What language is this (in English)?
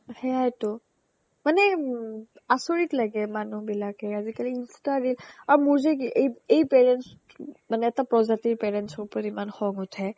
Assamese